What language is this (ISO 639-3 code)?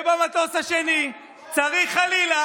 heb